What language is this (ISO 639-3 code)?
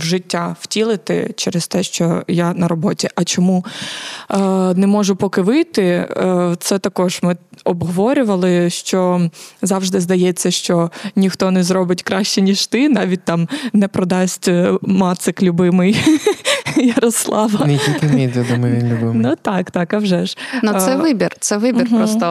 ukr